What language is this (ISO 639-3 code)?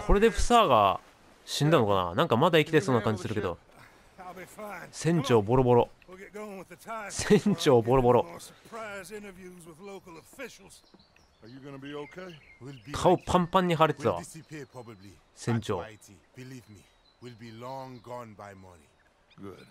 jpn